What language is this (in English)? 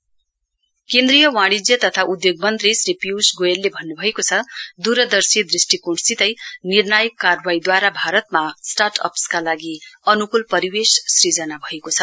Nepali